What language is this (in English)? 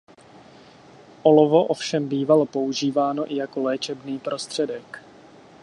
Czech